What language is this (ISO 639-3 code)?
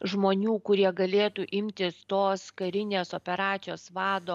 lit